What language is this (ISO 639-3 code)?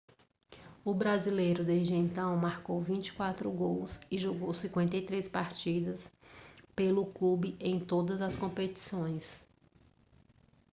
por